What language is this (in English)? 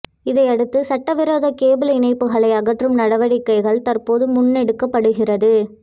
Tamil